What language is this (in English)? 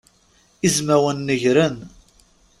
Kabyle